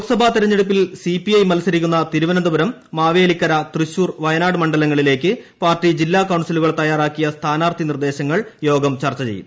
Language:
Malayalam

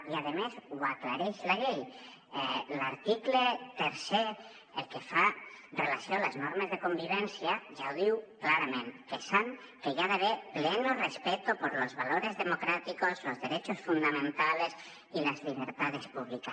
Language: Catalan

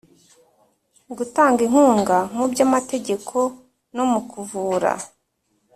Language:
Kinyarwanda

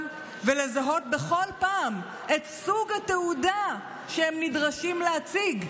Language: Hebrew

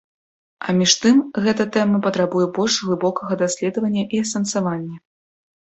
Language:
Belarusian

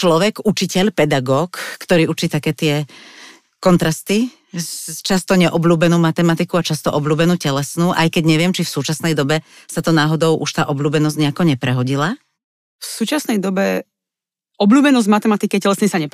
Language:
Slovak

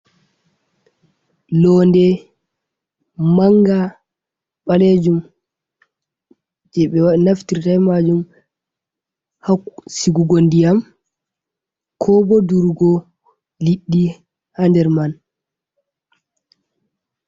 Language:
Fula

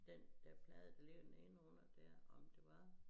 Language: Danish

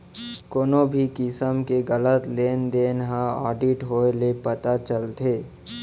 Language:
Chhattisgarhi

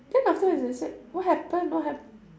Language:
English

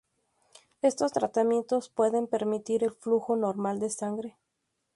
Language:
Spanish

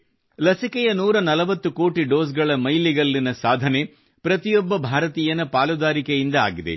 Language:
Kannada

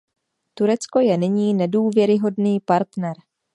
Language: Czech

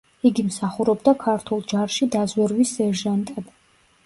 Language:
Georgian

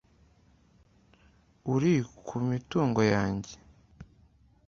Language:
Kinyarwanda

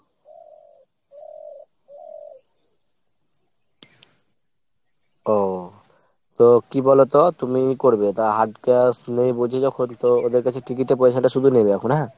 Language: Bangla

